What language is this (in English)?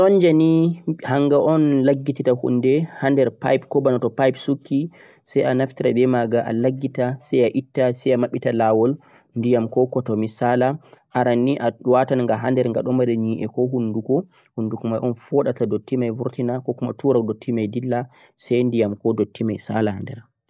Central-Eastern Niger Fulfulde